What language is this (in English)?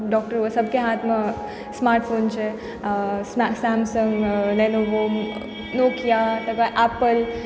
Maithili